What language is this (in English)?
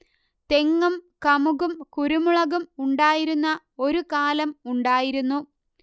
Malayalam